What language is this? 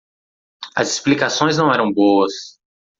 Portuguese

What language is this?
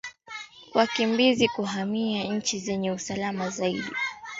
Swahili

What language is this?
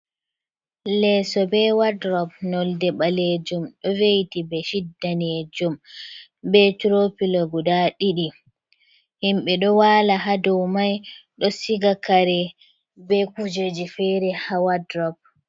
Fula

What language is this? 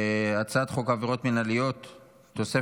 Hebrew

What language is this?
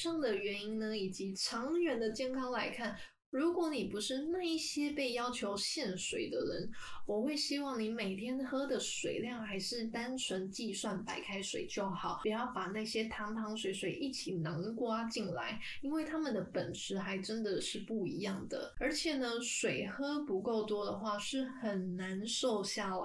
Chinese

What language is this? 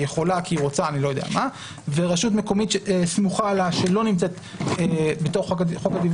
Hebrew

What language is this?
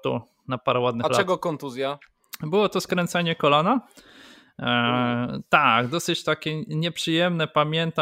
Polish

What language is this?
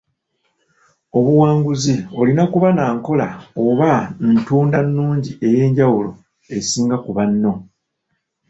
Ganda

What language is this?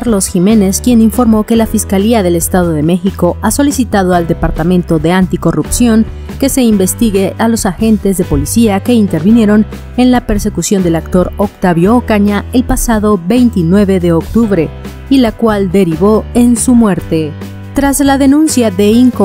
Spanish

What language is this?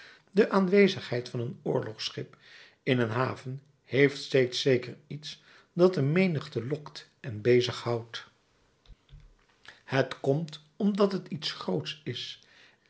Dutch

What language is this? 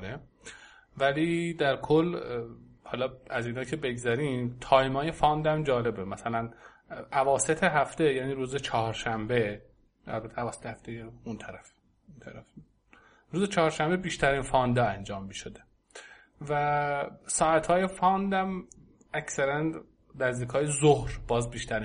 Persian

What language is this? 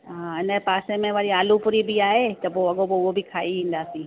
Sindhi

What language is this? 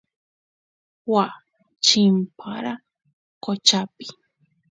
Santiago del Estero Quichua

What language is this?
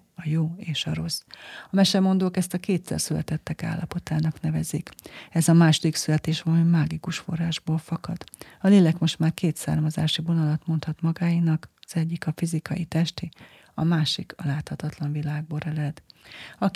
Hungarian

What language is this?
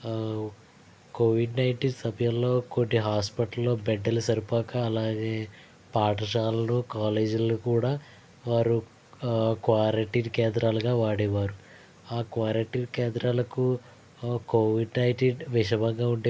Telugu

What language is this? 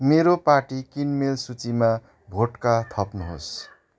Nepali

